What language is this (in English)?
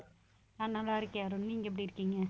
Tamil